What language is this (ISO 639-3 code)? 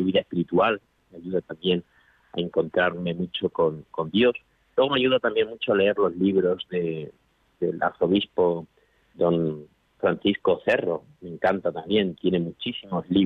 spa